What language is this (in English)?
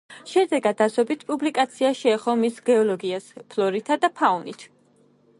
Georgian